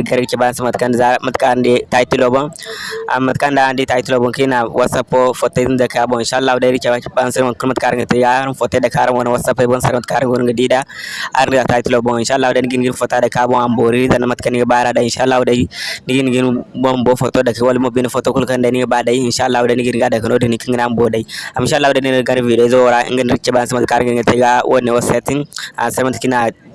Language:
Indonesian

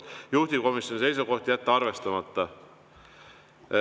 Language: Estonian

